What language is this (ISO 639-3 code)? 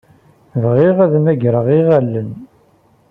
kab